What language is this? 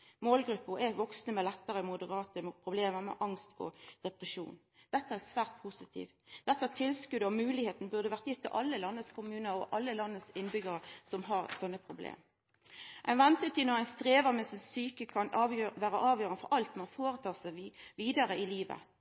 Norwegian Nynorsk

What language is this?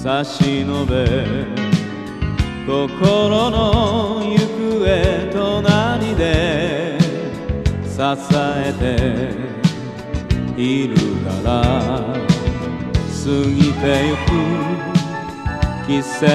Romanian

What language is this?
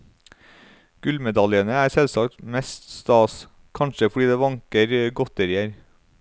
Norwegian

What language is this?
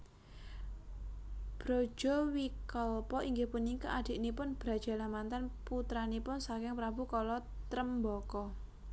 Javanese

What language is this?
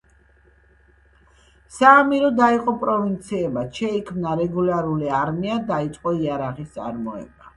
Georgian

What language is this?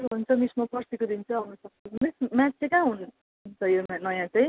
Nepali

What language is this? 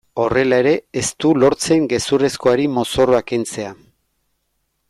Basque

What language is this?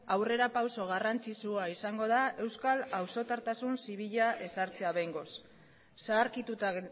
Basque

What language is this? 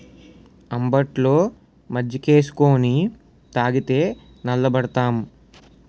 Telugu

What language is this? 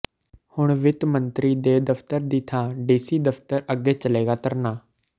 Punjabi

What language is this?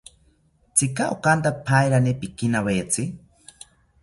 South Ucayali Ashéninka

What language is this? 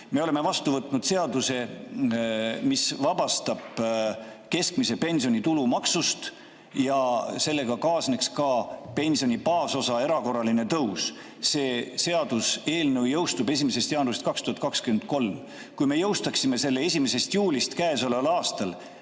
Estonian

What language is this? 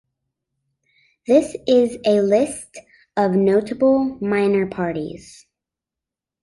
English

